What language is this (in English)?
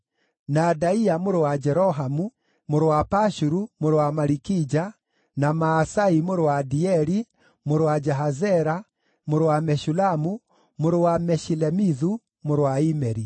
Kikuyu